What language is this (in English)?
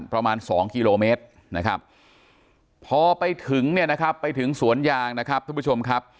Thai